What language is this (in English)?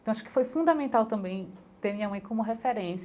Portuguese